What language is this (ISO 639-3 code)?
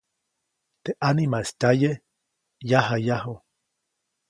zoc